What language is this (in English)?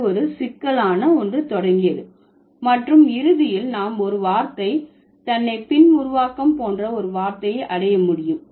Tamil